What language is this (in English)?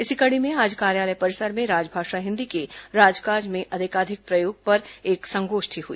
Hindi